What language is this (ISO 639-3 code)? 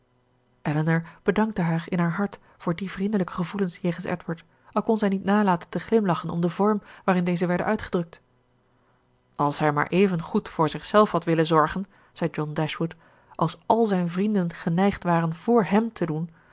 nld